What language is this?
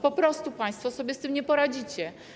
Polish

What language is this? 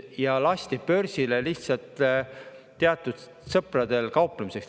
Estonian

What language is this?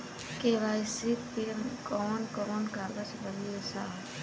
Bhojpuri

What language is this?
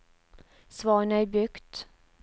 Norwegian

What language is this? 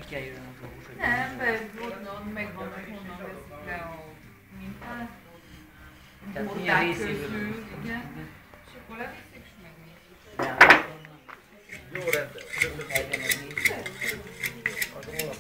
Hungarian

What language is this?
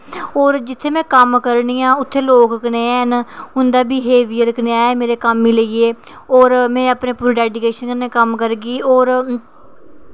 Dogri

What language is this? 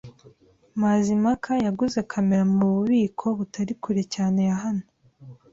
Kinyarwanda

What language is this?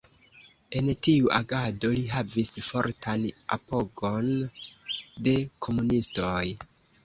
Esperanto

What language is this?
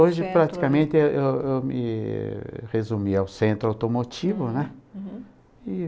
Portuguese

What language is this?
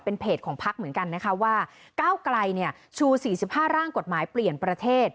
Thai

